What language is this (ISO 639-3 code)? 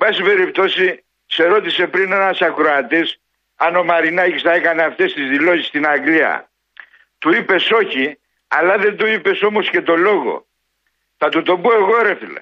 ell